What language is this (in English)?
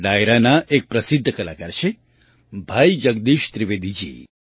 Gujarati